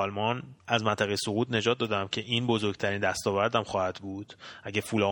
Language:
Persian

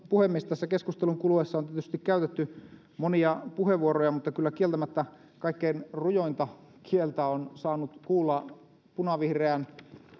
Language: Finnish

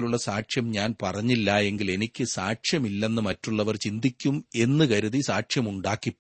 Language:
Malayalam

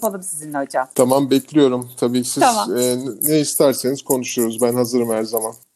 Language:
Turkish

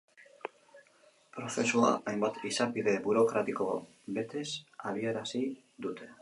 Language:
Basque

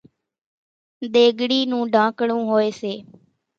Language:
Kachi Koli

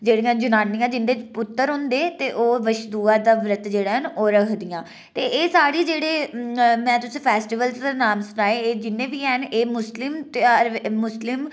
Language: Dogri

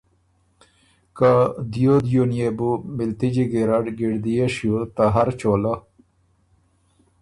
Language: Ormuri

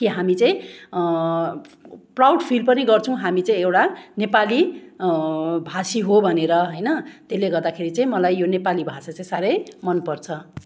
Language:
Nepali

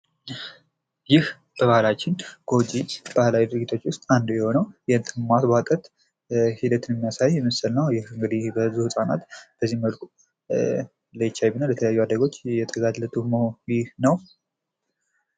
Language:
Amharic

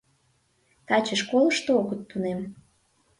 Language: Mari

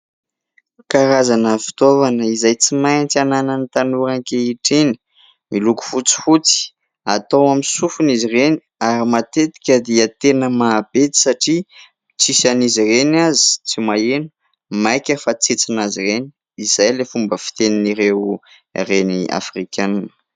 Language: Malagasy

